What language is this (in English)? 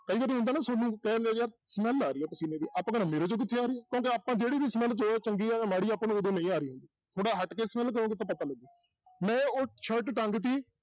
Punjabi